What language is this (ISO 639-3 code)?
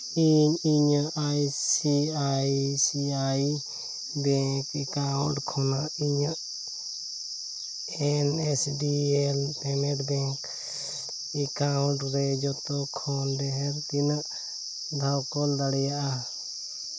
sat